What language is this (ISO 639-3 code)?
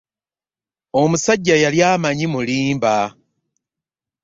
lug